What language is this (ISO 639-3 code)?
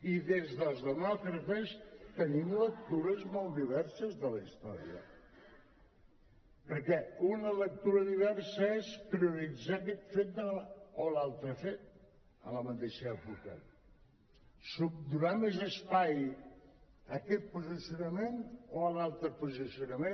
cat